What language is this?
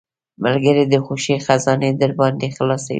Pashto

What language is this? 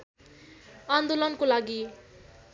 Nepali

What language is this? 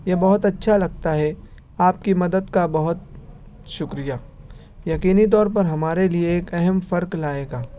Urdu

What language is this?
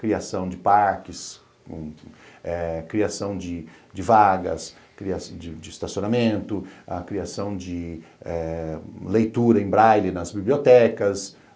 Portuguese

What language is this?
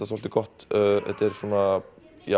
Icelandic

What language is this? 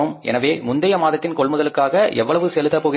Tamil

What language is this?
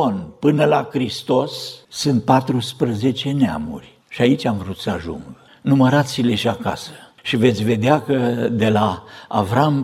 Romanian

